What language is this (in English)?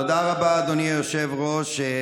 Hebrew